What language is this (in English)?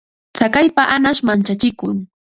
Ambo-Pasco Quechua